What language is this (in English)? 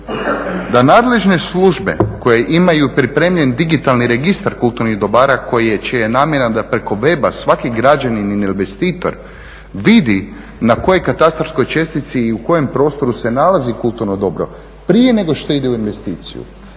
Croatian